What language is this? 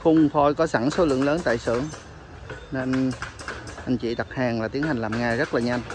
Vietnamese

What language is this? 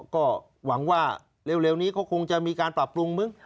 Thai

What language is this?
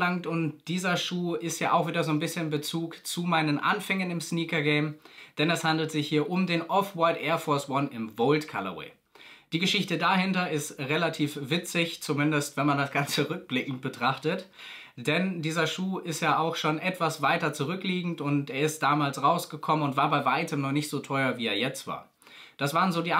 German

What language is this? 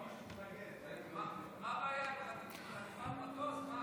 Hebrew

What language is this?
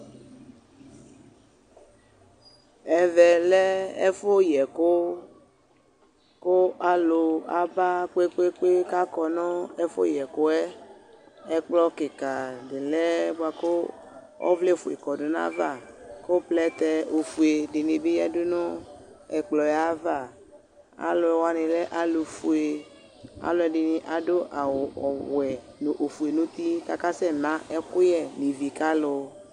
Ikposo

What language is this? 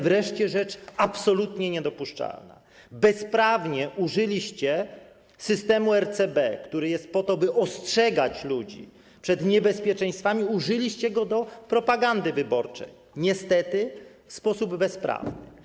Polish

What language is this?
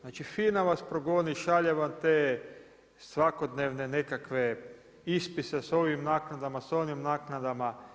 Croatian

